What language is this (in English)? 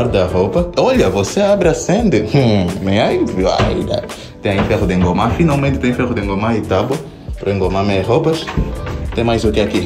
Portuguese